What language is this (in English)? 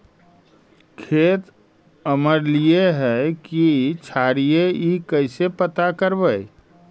Magahi